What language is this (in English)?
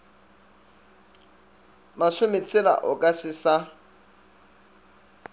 Northern Sotho